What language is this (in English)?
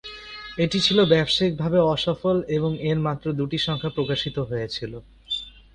Bangla